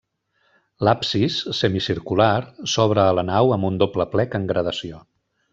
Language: Catalan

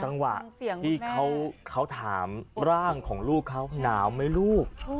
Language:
Thai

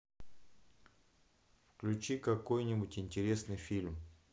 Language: Russian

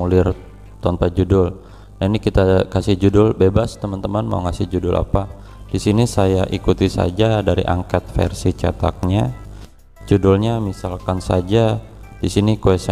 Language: Indonesian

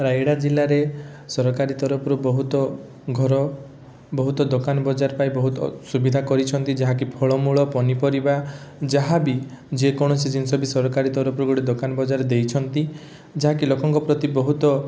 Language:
Odia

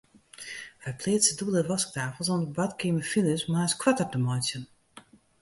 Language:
Western Frisian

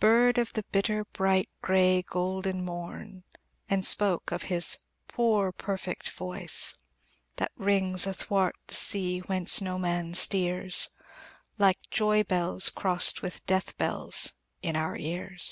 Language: English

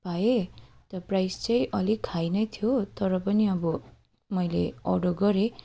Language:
Nepali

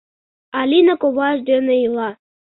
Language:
Mari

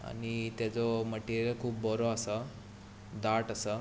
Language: Konkani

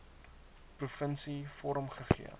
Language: Afrikaans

